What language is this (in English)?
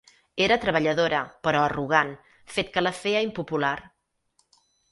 Catalan